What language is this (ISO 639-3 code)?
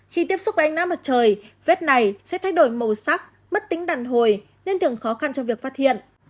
vie